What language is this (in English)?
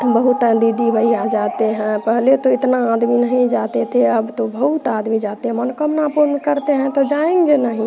Hindi